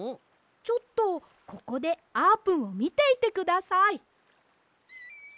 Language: Japanese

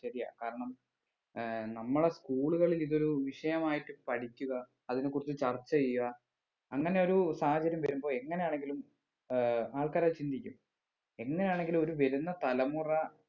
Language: Malayalam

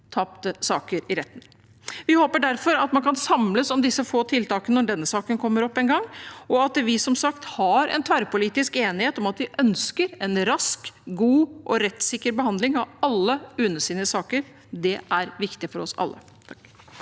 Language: Norwegian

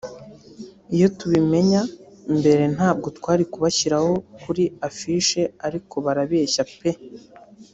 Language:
Kinyarwanda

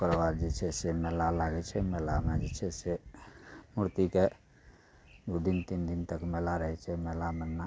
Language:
Maithili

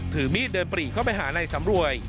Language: Thai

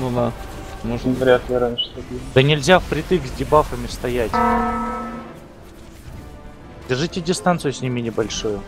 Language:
Russian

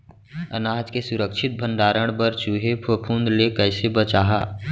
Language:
Chhattisgarhi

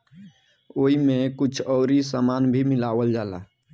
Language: Bhojpuri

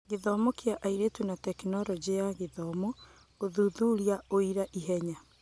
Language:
Kikuyu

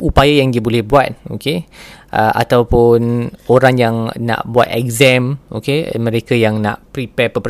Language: Malay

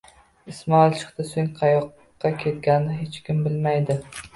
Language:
Uzbek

